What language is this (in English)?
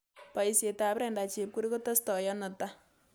Kalenjin